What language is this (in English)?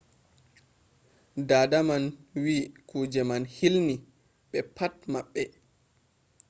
Fula